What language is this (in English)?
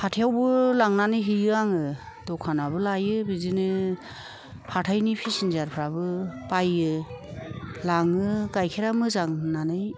Bodo